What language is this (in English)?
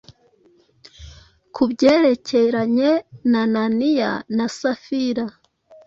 Kinyarwanda